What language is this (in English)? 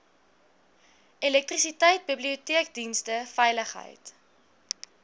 Afrikaans